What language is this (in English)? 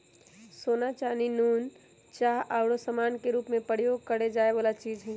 Magahi